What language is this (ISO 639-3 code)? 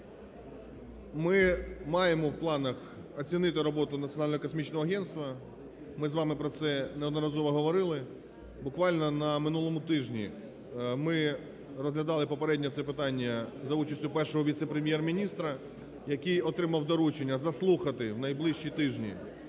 ukr